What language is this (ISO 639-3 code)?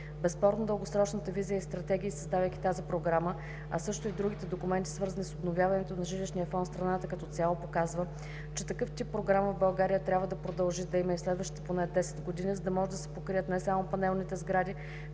bul